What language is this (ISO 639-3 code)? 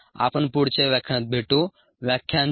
mar